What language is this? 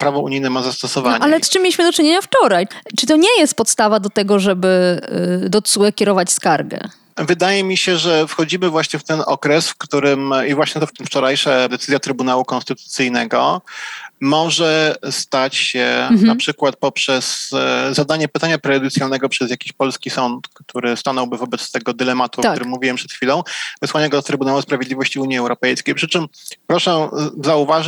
Polish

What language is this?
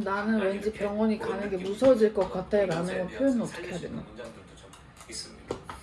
Korean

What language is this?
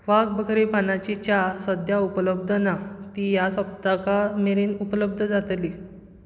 Konkani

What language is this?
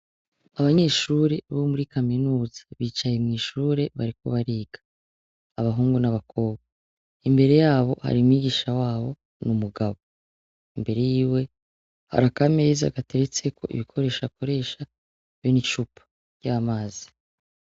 Rundi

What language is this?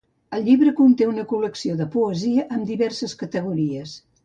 Catalan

